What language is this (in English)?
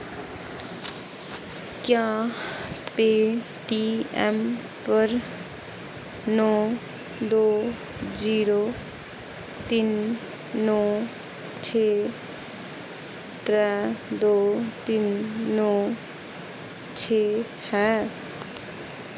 Dogri